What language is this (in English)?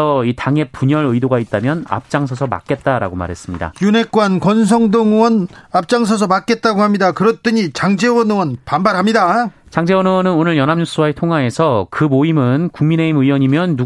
Korean